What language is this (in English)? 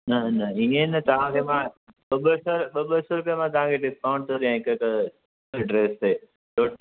Sindhi